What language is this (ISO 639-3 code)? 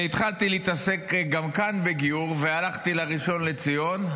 heb